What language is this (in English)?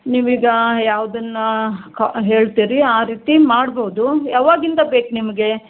Kannada